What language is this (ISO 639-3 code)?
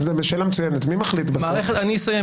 heb